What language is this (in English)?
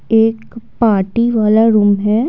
Hindi